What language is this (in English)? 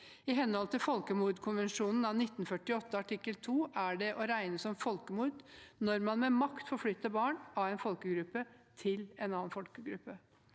Norwegian